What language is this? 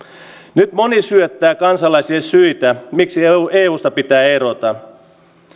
Finnish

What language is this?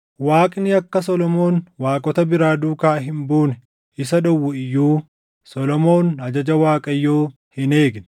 Oromo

